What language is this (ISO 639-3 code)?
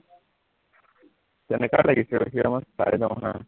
asm